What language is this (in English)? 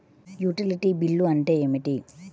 Telugu